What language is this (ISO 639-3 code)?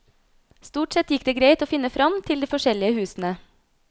nor